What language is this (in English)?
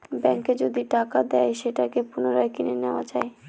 Bangla